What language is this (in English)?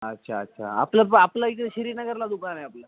Marathi